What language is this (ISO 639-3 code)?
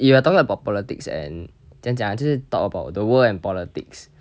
eng